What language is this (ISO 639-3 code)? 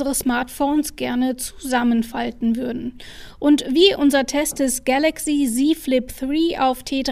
deu